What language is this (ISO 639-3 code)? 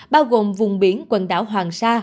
vie